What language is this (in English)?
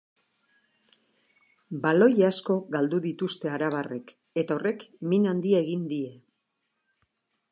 Basque